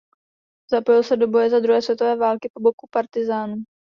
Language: Czech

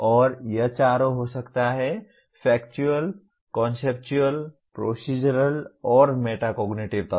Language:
Hindi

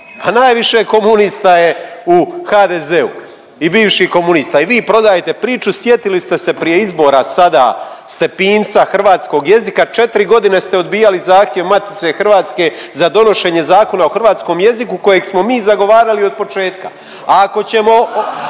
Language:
Croatian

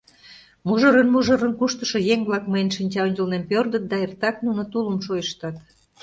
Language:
Mari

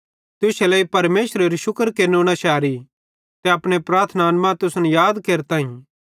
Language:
Bhadrawahi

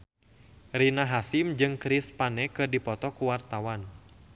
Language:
Sundanese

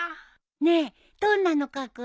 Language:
Japanese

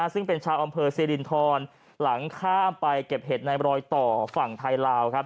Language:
Thai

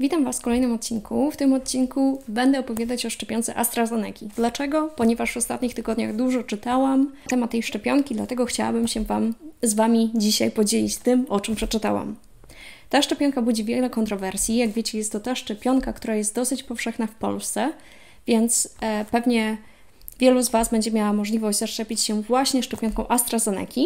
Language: Polish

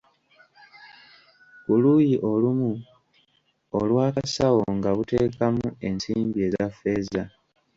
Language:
Ganda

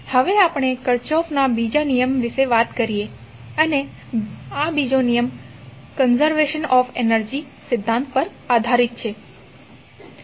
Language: Gujarati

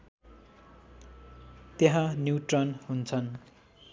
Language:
Nepali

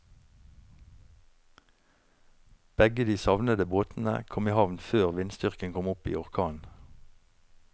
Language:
Norwegian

